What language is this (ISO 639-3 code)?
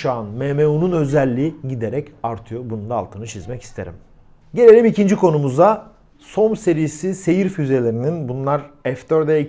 tur